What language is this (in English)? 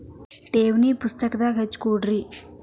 Kannada